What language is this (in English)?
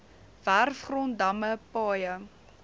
Afrikaans